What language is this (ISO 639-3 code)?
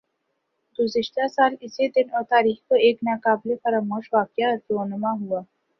urd